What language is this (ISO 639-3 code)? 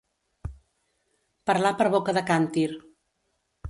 cat